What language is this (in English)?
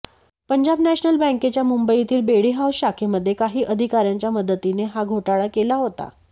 Marathi